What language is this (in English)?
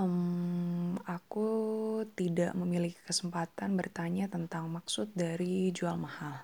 Indonesian